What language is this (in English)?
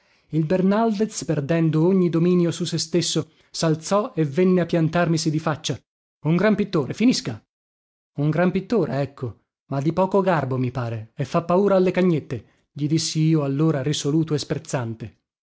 Italian